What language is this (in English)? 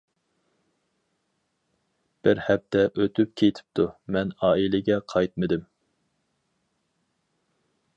Uyghur